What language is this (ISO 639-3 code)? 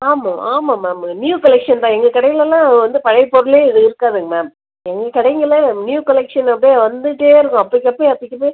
tam